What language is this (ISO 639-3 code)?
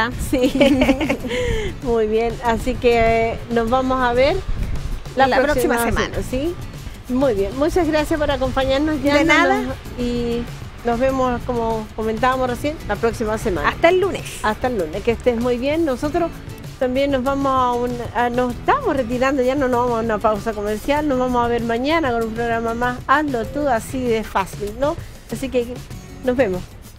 spa